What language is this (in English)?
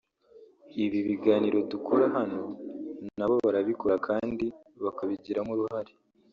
Kinyarwanda